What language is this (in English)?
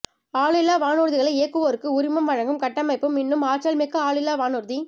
Tamil